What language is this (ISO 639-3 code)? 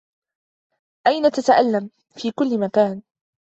ara